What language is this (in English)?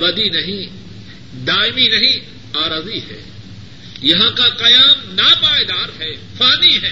Urdu